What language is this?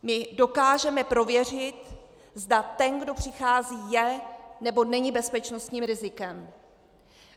Czech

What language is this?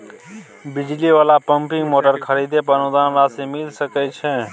Maithili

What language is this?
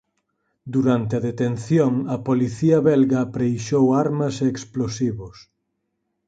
Galician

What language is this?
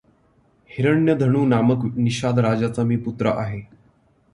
Marathi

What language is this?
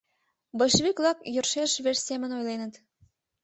Mari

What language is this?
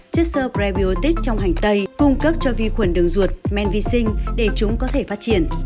Vietnamese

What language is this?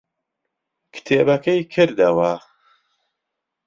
Central Kurdish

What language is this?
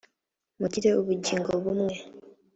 Kinyarwanda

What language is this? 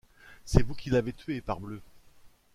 French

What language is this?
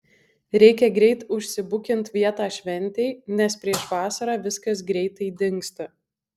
Lithuanian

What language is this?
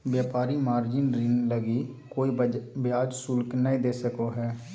Magahi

